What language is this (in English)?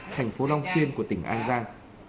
Vietnamese